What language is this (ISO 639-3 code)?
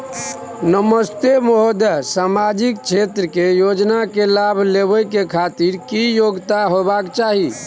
mai